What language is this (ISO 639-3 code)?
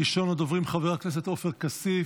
heb